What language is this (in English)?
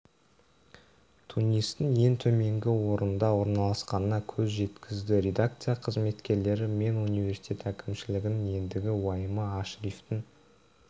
Kazakh